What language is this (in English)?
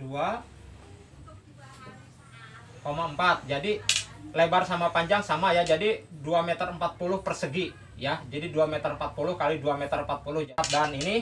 Indonesian